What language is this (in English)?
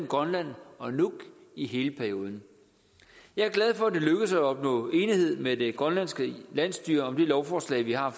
Danish